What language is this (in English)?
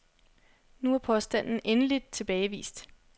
Danish